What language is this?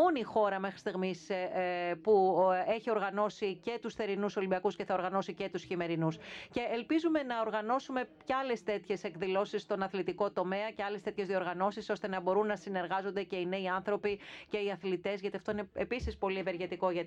Greek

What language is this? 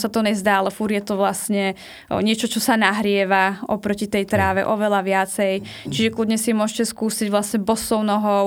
Slovak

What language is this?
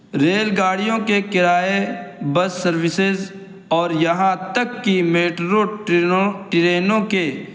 Urdu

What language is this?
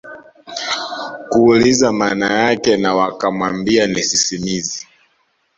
Swahili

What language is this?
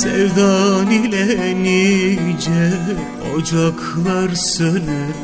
Turkish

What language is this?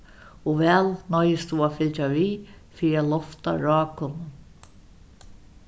Faroese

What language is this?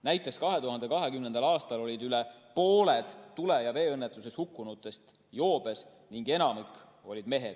Estonian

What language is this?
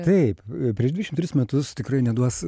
Lithuanian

